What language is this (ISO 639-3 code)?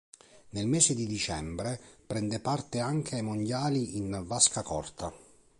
ita